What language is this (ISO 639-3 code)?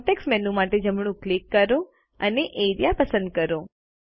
guj